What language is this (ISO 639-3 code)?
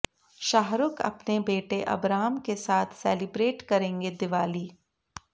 hin